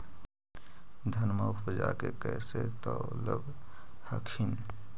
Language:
Magahi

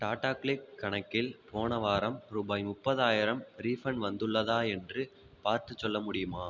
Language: Tamil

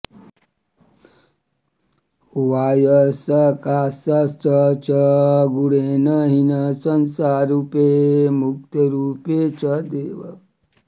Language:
Sanskrit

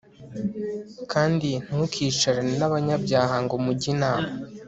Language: Kinyarwanda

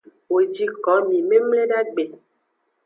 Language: Aja (Benin)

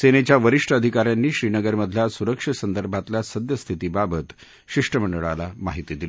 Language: Marathi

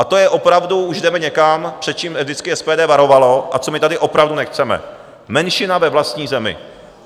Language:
Czech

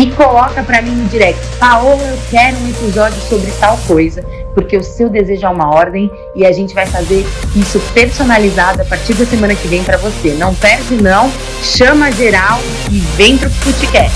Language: Portuguese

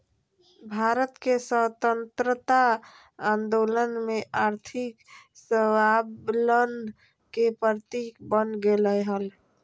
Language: Magahi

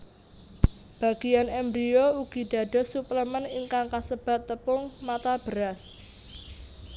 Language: Javanese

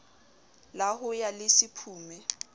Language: Southern Sotho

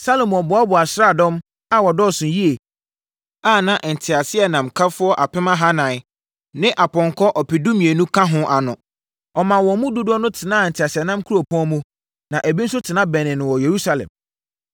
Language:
Akan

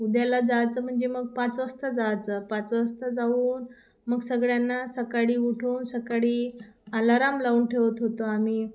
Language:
Marathi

